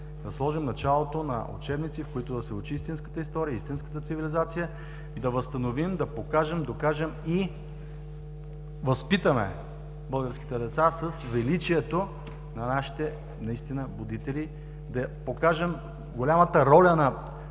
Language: Bulgarian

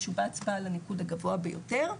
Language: Hebrew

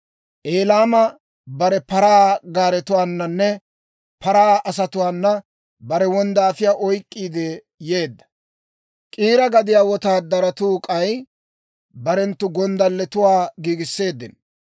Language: Dawro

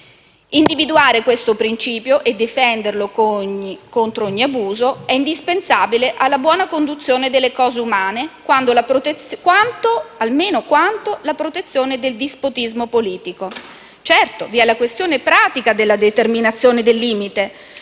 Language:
Italian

